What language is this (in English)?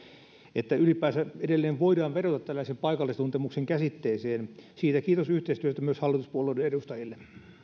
Finnish